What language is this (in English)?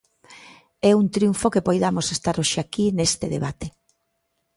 Galician